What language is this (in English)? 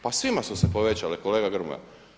Croatian